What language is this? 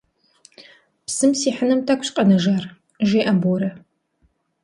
Kabardian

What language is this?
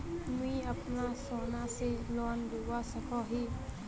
Magahi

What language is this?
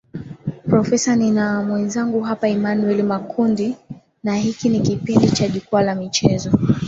Swahili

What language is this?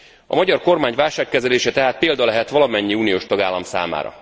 Hungarian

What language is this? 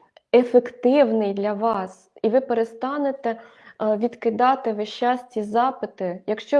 Ukrainian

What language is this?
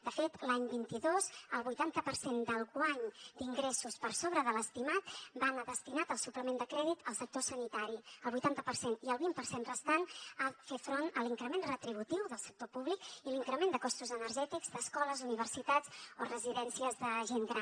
Catalan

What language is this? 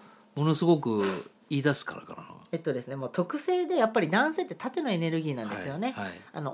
Japanese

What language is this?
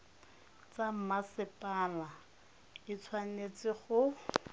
Tswana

